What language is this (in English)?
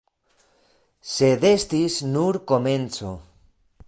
Esperanto